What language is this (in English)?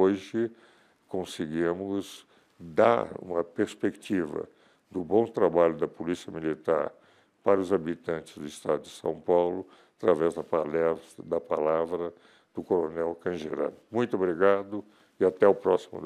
Portuguese